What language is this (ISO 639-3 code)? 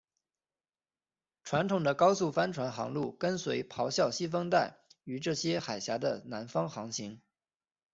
zho